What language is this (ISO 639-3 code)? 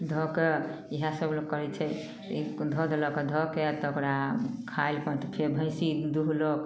mai